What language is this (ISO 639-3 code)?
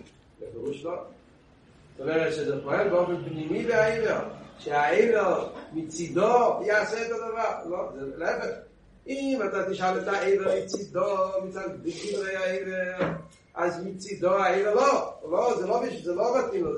heb